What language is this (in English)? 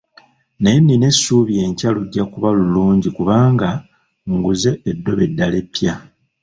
Ganda